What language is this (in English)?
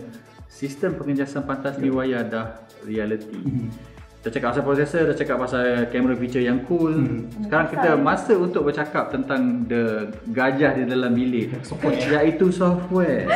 Malay